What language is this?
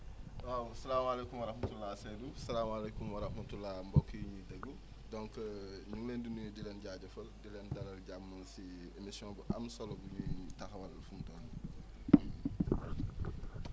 Wolof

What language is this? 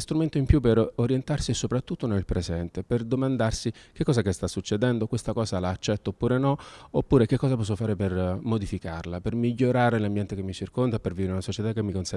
Italian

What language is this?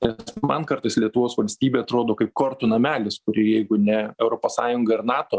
Lithuanian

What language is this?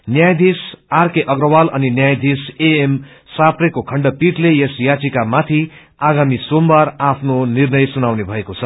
Nepali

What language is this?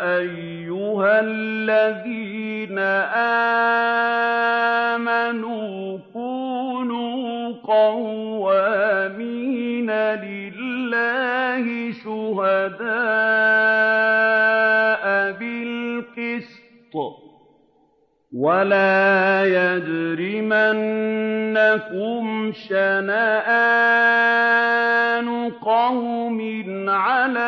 Arabic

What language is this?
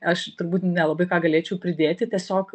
Lithuanian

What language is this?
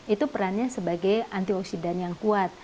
Indonesian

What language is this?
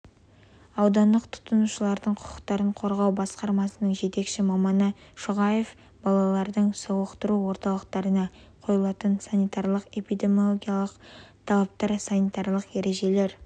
Kazakh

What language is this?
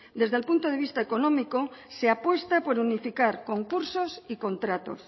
Spanish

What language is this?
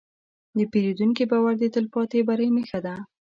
Pashto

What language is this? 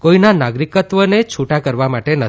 Gujarati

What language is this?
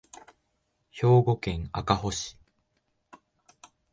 Japanese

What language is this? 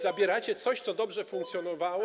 Polish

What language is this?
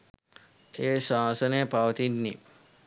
Sinhala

